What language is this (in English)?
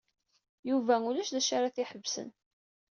Kabyle